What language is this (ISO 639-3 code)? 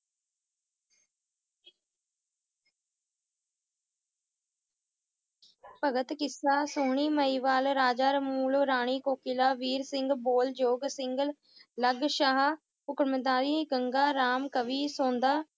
pan